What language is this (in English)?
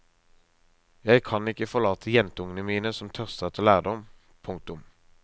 Norwegian